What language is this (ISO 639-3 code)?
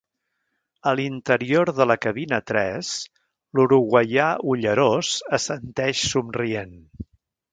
cat